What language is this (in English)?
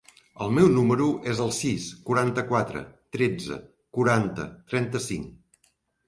Catalan